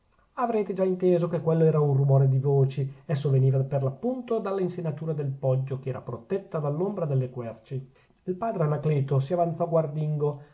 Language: Italian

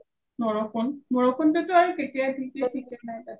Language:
Assamese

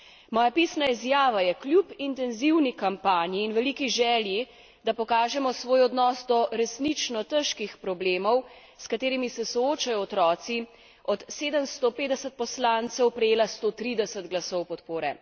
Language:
Slovenian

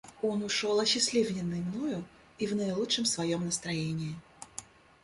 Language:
Russian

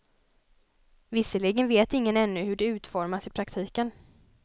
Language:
Swedish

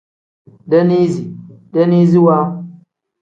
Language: Tem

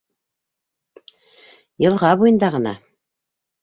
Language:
Bashkir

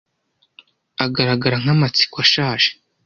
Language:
Kinyarwanda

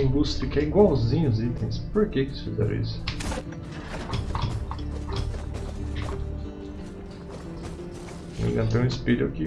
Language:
Portuguese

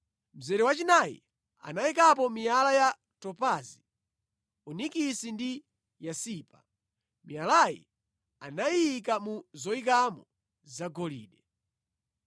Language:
Nyanja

